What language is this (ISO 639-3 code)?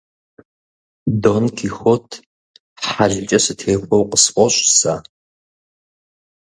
kbd